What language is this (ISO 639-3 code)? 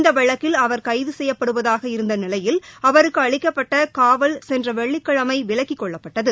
tam